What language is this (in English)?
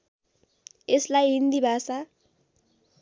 Nepali